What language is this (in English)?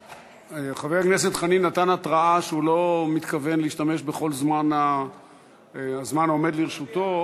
Hebrew